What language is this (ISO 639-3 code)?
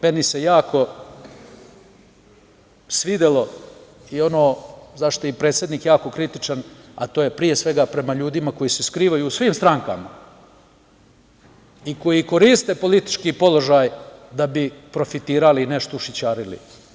srp